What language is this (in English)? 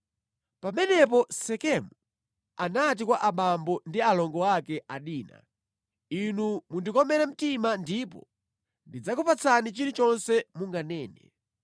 Nyanja